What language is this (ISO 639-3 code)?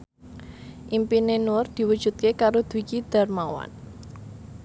jav